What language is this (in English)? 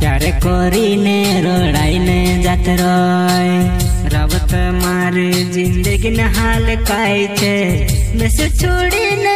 Hindi